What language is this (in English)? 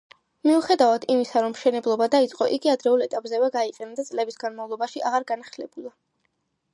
Georgian